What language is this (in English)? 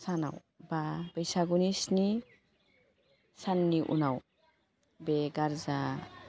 Bodo